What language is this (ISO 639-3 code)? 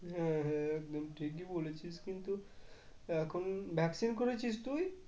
ben